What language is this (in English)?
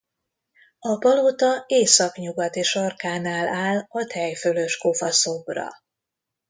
Hungarian